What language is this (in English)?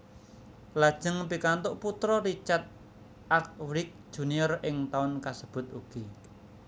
Javanese